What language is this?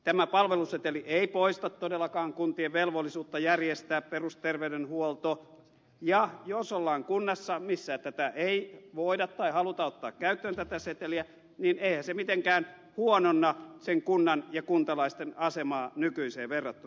Finnish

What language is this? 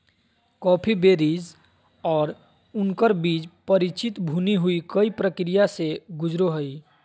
Magahi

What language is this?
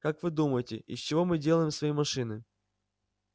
Russian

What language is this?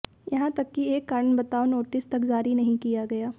Hindi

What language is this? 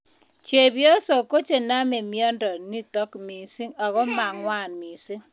Kalenjin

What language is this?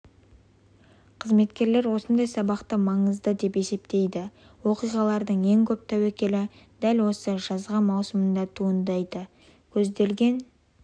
Kazakh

